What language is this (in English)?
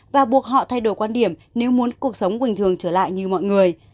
Vietnamese